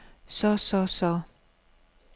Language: Danish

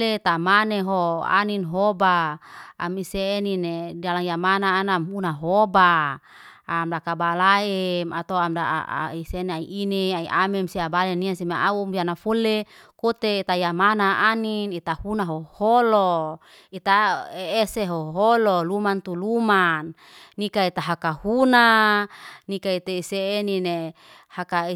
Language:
Liana-Seti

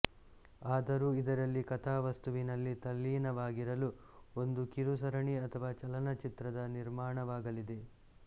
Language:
Kannada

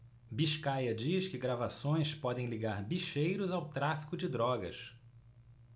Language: Portuguese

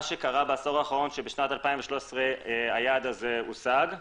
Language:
Hebrew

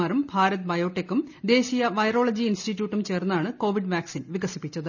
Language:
Malayalam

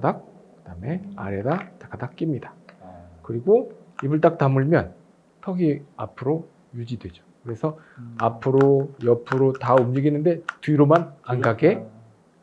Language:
Korean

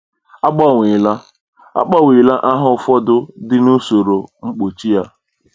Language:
Igbo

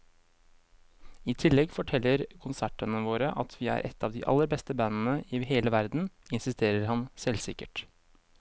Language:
Norwegian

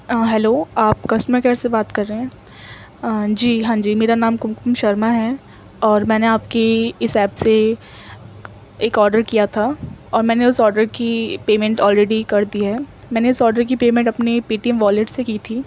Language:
Urdu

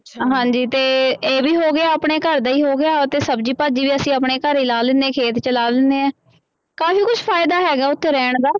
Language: Punjabi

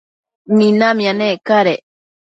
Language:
Matsés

